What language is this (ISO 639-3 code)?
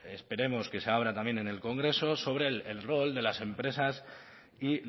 spa